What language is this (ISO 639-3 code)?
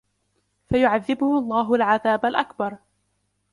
ara